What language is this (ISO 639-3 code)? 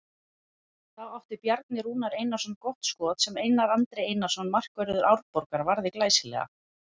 isl